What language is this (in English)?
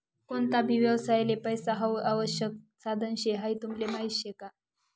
Marathi